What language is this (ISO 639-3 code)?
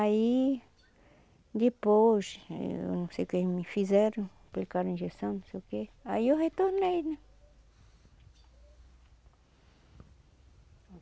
por